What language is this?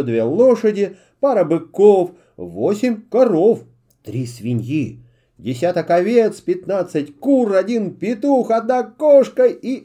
Russian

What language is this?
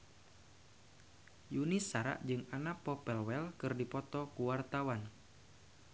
Sundanese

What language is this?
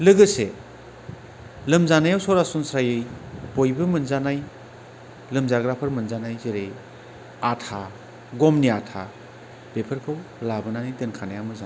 Bodo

